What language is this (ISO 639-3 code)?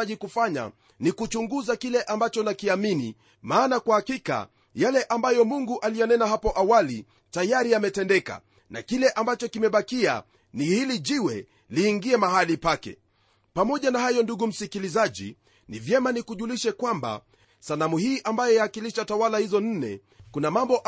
swa